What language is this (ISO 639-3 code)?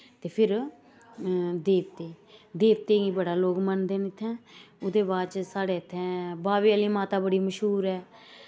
doi